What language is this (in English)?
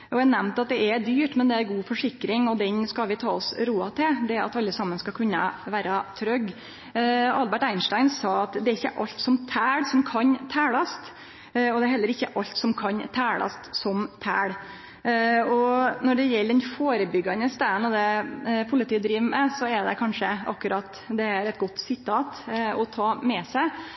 Norwegian Nynorsk